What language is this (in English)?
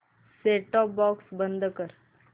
Marathi